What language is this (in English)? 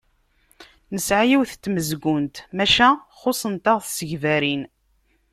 Kabyle